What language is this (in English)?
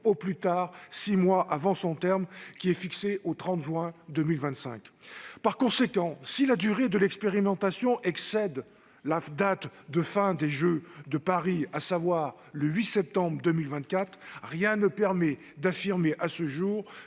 French